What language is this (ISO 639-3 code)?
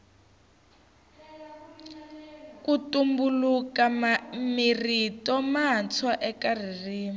tso